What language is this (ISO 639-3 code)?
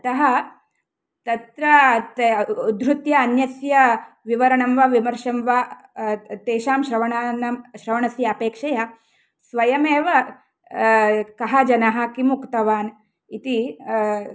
san